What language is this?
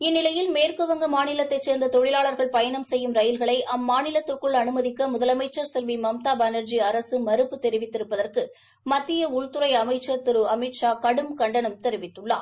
Tamil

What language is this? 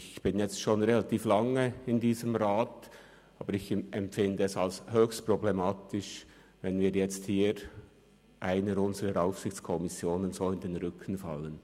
Swiss German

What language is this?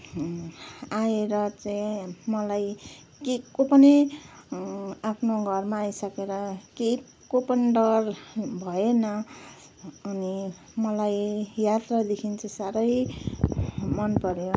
Nepali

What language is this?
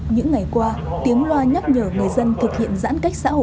Vietnamese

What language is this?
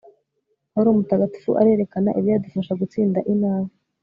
Kinyarwanda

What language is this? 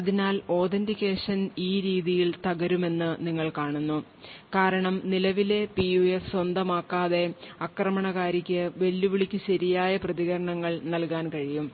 Malayalam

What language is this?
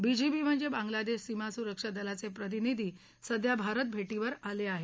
Marathi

